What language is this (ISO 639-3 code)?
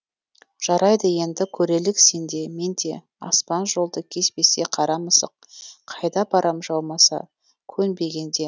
kaz